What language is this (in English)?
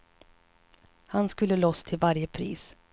Swedish